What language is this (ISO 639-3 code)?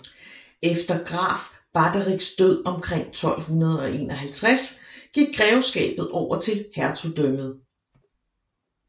dan